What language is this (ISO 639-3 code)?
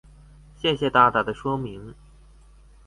zho